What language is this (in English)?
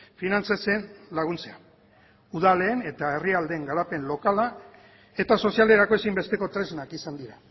Basque